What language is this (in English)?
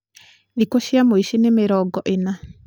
Kikuyu